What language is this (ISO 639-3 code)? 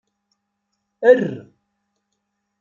kab